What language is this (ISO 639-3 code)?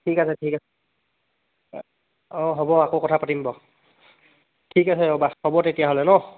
asm